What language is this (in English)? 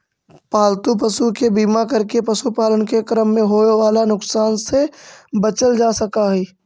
Magahi